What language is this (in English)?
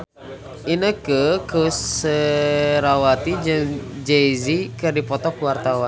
Sundanese